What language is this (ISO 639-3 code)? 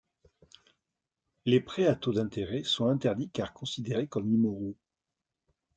fra